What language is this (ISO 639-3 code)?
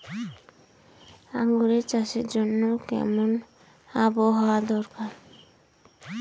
ben